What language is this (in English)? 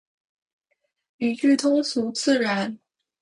Chinese